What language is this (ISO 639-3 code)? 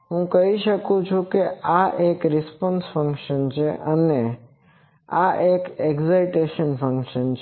guj